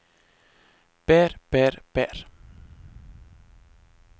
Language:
Norwegian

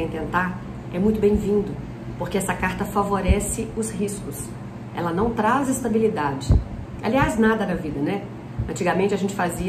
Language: Portuguese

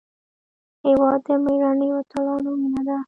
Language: Pashto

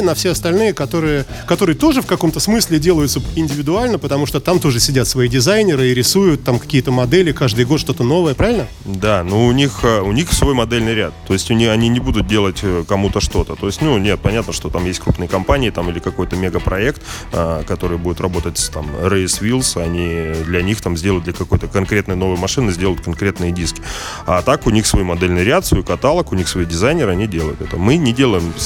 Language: Russian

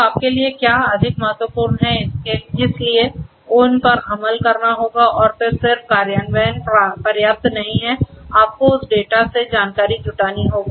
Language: Hindi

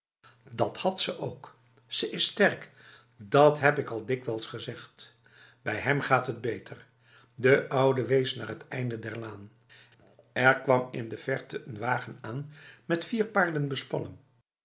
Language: Dutch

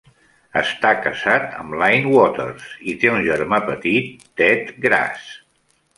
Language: Catalan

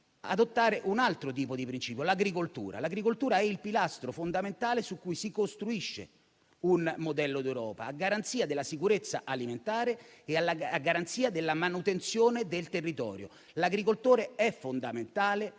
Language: Italian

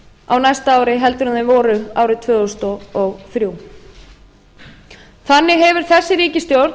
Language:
Icelandic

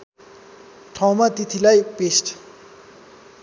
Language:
Nepali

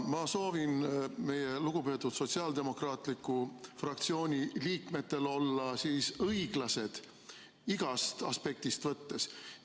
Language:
Estonian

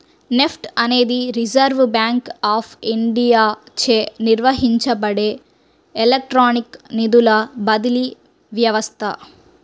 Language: Telugu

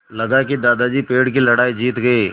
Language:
Hindi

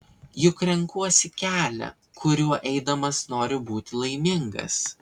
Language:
Lithuanian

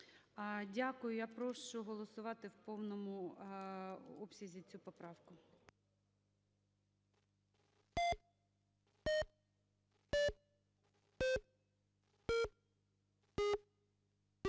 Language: Ukrainian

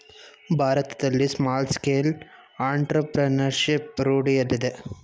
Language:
Kannada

